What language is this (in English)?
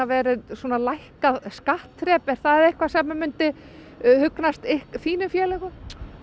Icelandic